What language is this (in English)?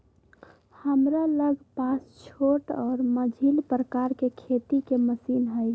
Magahi